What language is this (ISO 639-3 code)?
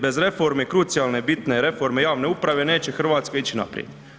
hrv